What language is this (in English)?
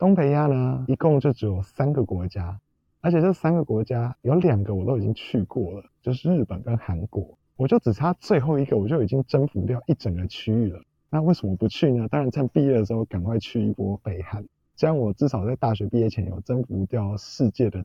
Chinese